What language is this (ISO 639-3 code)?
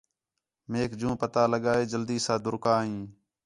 xhe